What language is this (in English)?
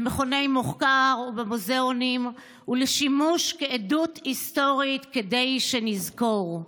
Hebrew